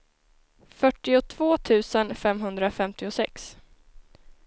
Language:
Swedish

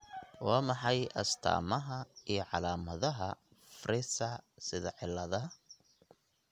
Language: Somali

